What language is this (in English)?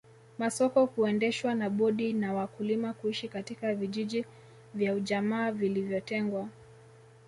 Swahili